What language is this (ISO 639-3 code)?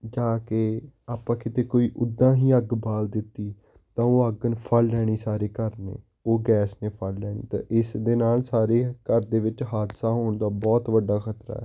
pan